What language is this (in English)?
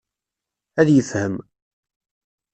Kabyle